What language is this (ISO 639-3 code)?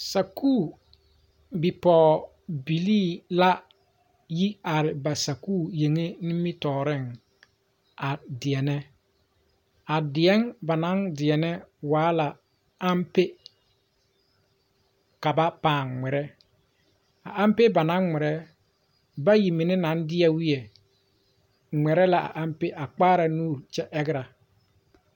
dga